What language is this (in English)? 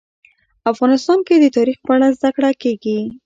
Pashto